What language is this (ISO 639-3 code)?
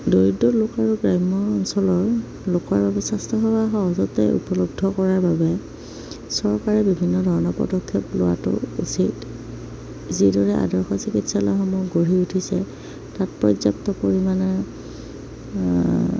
asm